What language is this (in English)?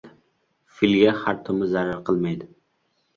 Uzbek